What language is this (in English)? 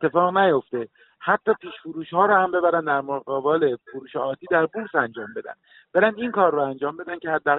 Persian